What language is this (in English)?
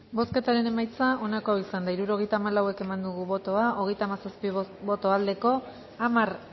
Basque